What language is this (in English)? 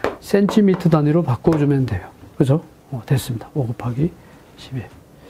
Korean